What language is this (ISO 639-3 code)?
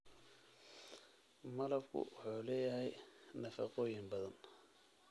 som